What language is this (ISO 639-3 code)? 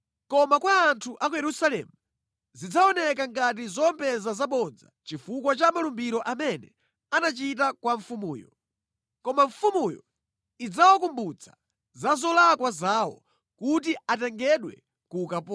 nya